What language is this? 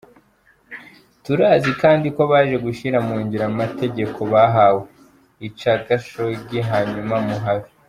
Kinyarwanda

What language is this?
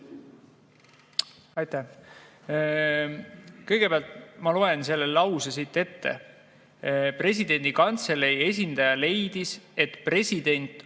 Estonian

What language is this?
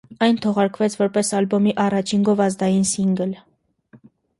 Armenian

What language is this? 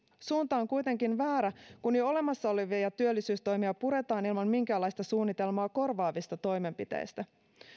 Finnish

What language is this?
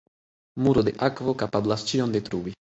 Esperanto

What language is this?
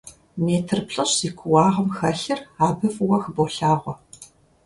Kabardian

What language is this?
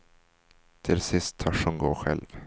Swedish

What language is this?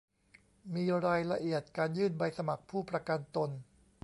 Thai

